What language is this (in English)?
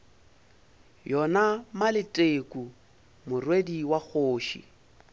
Northern Sotho